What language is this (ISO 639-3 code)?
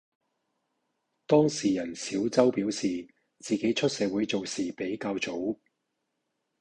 yue